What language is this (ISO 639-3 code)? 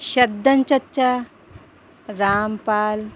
urd